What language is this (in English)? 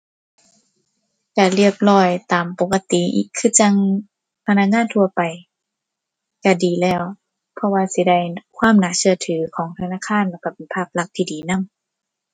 Thai